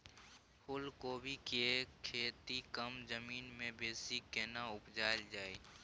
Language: Maithili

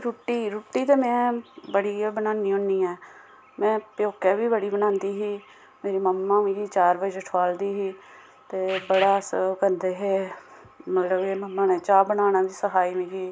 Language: Dogri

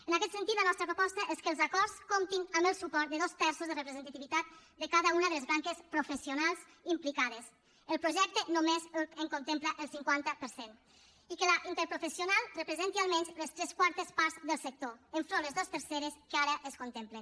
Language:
Catalan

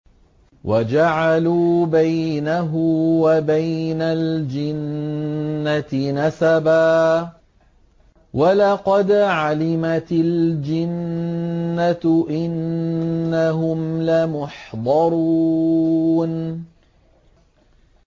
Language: Arabic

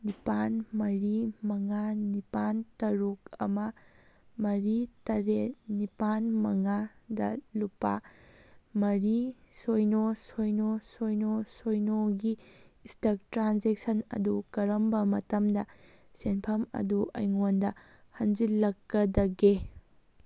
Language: Manipuri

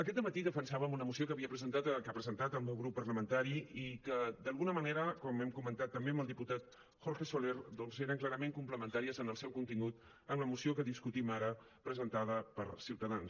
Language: Catalan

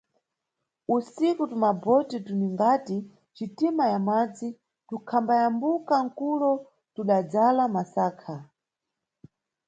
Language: Nyungwe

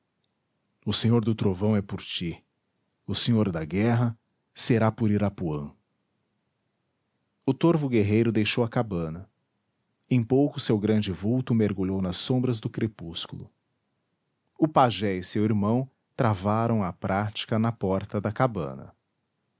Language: Portuguese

